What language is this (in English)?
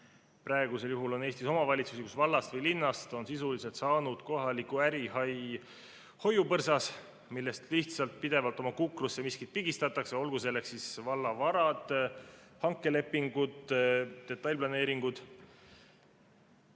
Estonian